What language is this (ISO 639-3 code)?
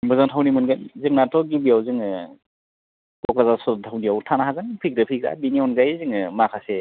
brx